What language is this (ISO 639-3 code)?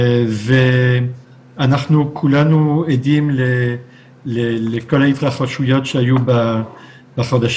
heb